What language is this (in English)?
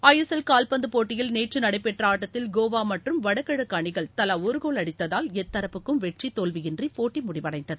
Tamil